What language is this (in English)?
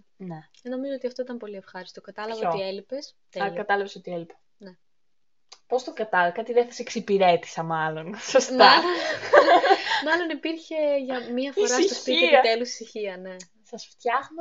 Greek